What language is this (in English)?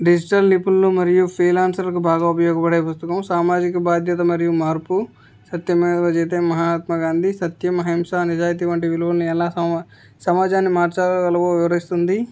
Telugu